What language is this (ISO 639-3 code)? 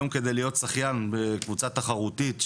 heb